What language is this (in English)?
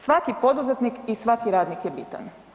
Croatian